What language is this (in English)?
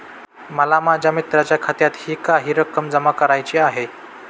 Marathi